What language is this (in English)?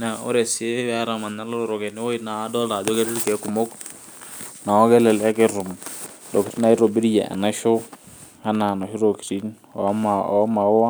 Masai